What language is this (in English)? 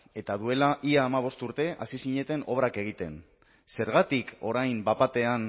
Basque